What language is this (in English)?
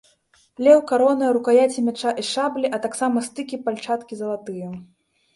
Belarusian